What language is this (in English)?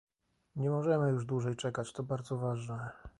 Polish